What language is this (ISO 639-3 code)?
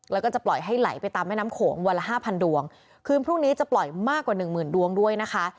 tha